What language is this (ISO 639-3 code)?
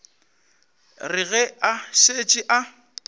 nso